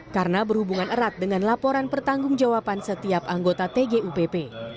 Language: Indonesian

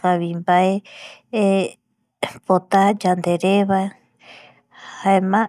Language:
Eastern Bolivian Guaraní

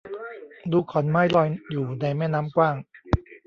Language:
Thai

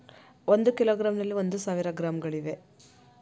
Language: Kannada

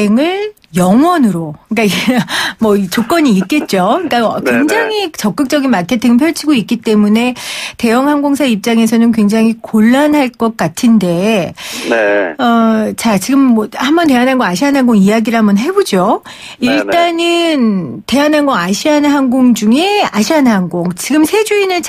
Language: Korean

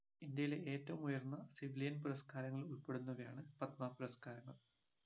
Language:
Malayalam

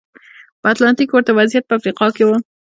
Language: Pashto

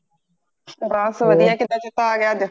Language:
Punjabi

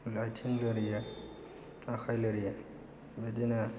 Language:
Bodo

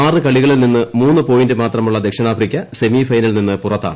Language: Malayalam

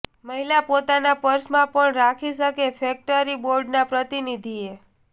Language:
Gujarati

